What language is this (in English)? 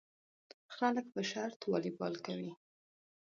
Pashto